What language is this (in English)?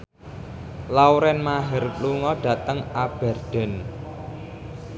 Javanese